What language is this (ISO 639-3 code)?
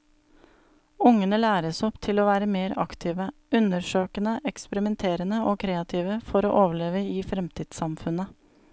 nor